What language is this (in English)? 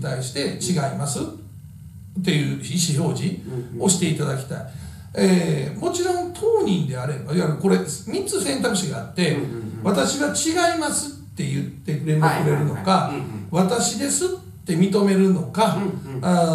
Japanese